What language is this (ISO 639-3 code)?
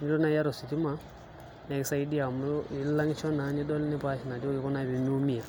mas